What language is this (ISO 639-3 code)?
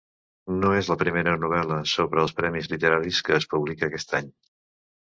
cat